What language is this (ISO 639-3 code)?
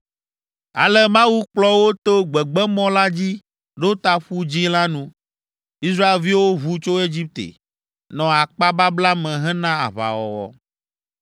ewe